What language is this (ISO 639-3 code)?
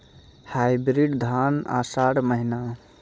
mai